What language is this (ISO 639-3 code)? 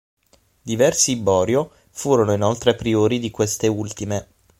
ita